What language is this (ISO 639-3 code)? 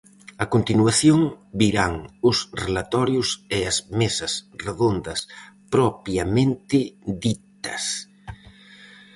glg